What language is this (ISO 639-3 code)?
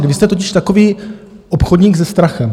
ces